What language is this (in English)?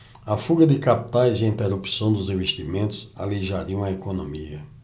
Portuguese